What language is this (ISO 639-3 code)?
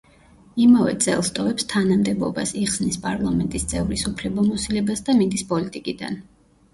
kat